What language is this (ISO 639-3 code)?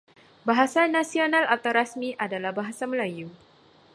msa